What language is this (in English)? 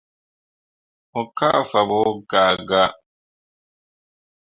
Mundang